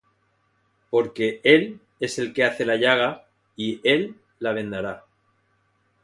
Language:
Spanish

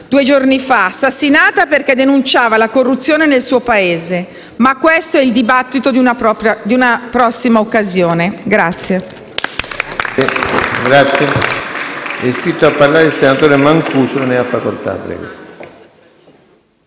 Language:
Italian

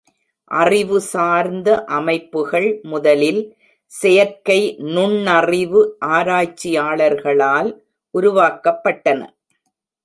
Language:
Tamil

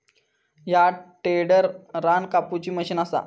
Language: Marathi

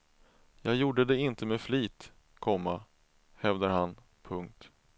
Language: Swedish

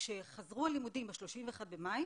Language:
Hebrew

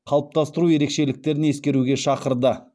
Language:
Kazakh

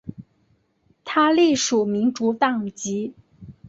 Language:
Chinese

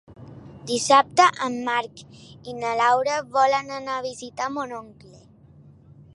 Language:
Catalan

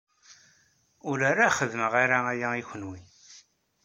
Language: Kabyle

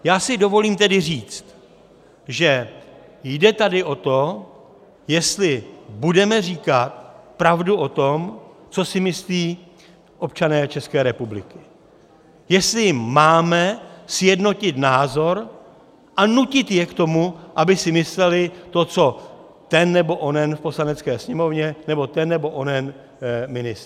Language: Czech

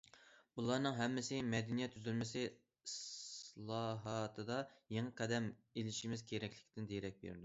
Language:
Uyghur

